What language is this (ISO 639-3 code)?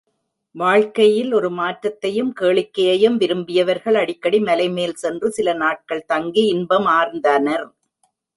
tam